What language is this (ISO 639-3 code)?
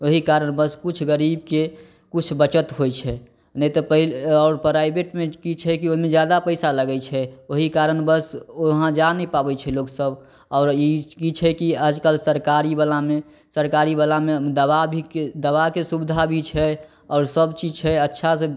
mai